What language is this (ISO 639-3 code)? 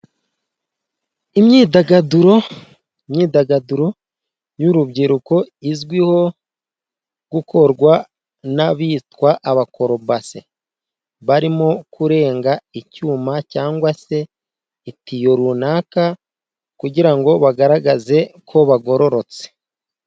kin